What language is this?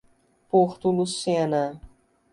Portuguese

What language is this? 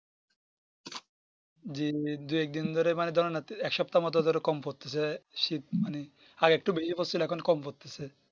Bangla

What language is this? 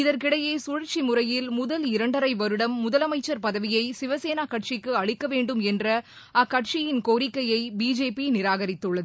Tamil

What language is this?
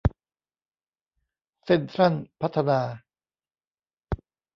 Thai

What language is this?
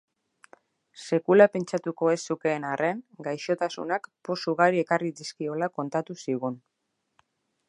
Basque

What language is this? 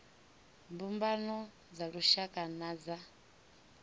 Venda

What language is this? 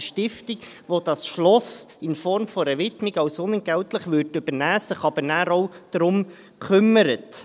Swiss German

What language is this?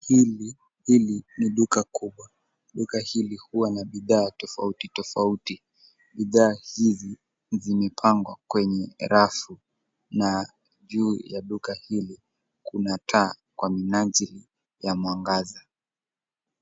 Swahili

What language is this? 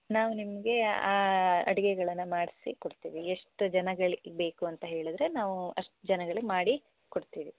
Kannada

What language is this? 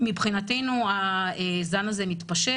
Hebrew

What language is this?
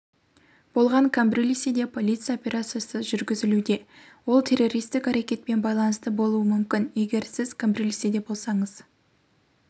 Kazakh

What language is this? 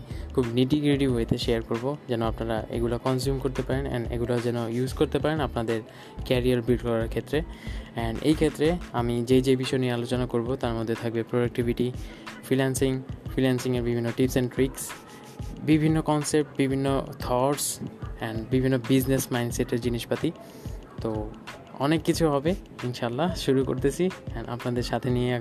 Bangla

